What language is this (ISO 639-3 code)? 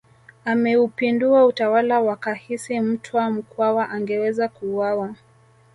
swa